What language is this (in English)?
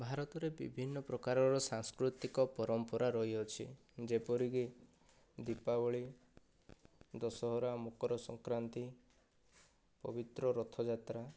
Odia